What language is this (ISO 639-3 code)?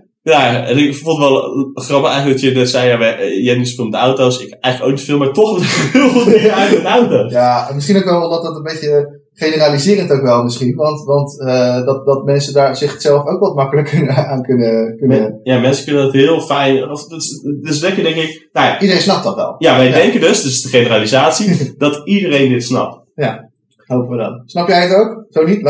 nld